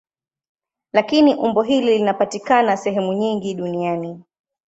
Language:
Swahili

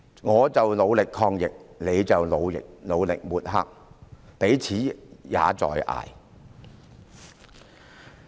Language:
Cantonese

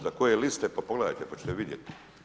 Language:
Croatian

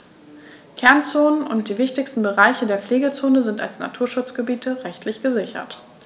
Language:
German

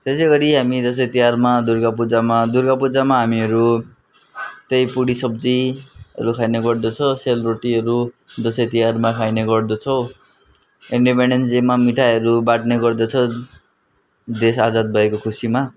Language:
Nepali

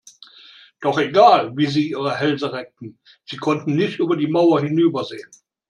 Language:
German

